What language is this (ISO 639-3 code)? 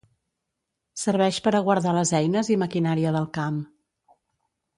cat